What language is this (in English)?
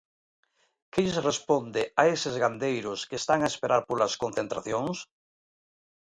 Galician